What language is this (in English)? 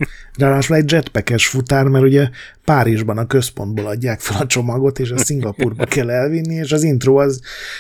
Hungarian